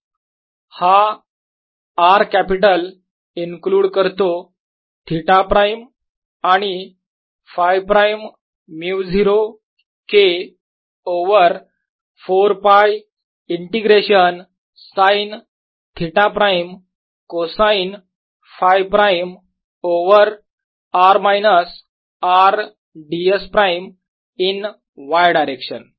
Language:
Marathi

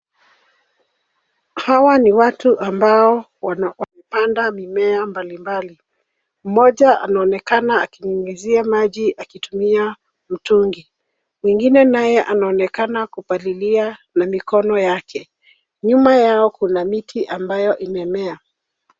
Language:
Swahili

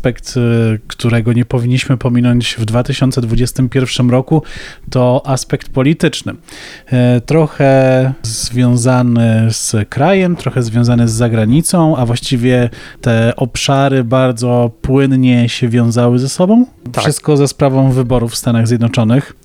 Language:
Polish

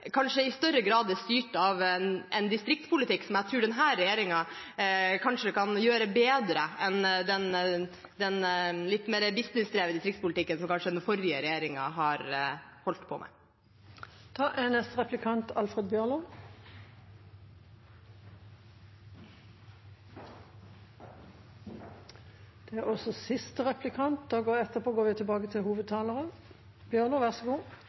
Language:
Norwegian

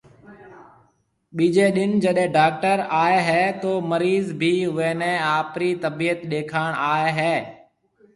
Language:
Marwari (Pakistan)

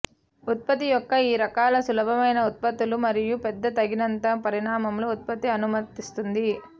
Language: Telugu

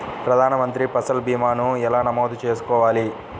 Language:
Telugu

